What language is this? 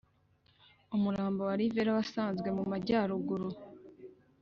Kinyarwanda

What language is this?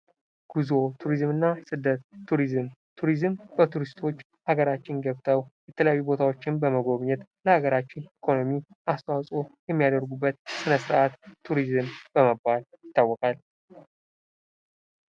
Amharic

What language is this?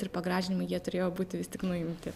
Lithuanian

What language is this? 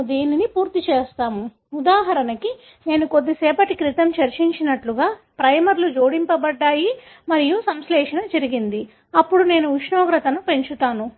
Telugu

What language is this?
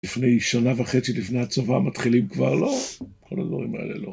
Hebrew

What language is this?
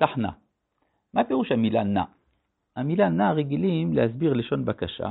Hebrew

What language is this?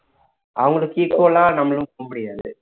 Tamil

